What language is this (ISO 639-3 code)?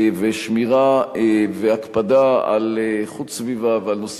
heb